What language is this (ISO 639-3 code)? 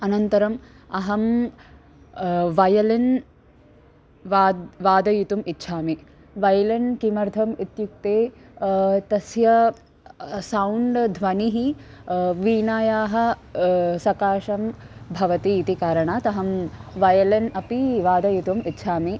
san